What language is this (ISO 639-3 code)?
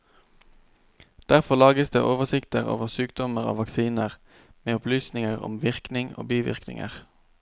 nor